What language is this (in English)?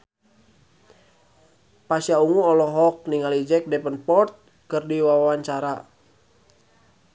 Sundanese